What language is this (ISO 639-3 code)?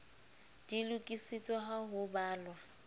sot